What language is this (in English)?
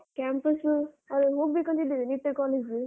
Kannada